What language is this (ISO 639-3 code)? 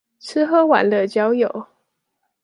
zho